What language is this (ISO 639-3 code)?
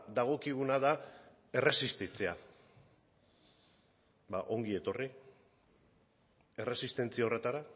eus